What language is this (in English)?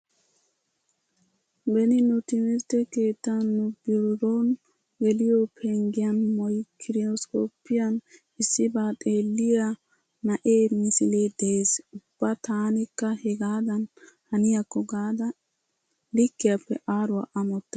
Wolaytta